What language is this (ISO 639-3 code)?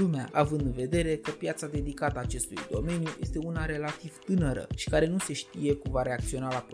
ron